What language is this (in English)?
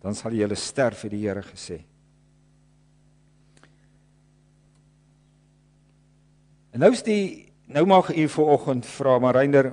Dutch